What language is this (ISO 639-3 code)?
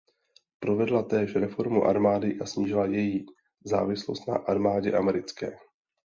ces